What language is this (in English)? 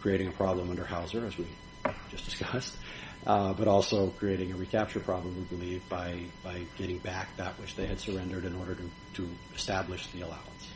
English